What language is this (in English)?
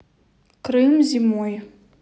Russian